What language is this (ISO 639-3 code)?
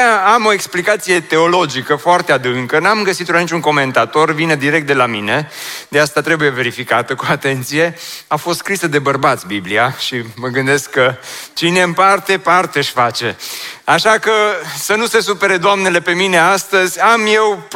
ron